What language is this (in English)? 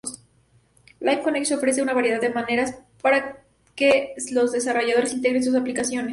Spanish